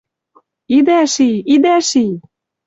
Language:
Western Mari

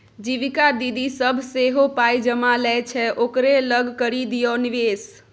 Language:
Maithili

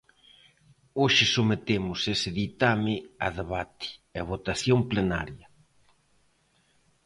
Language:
Galician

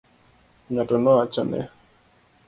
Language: Luo (Kenya and Tanzania)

